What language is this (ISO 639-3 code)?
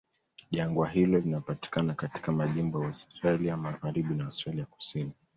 swa